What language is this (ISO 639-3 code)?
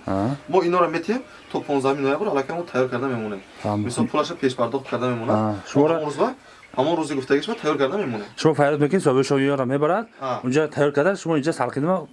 tur